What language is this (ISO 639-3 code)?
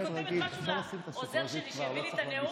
heb